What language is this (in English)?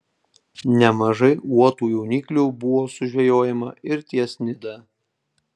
Lithuanian